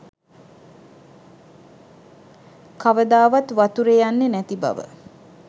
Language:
Sinhala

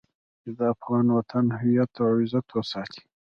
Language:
Pashto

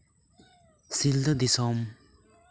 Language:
Santali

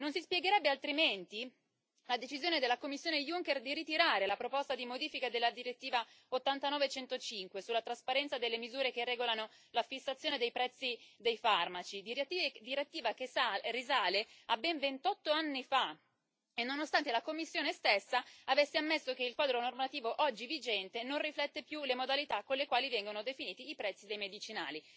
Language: Italian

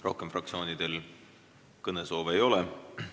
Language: Estonian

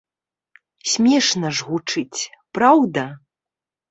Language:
Belarusian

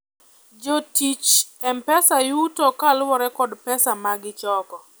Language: Luo (Kenya and Tanzania)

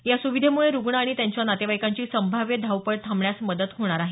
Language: Marathi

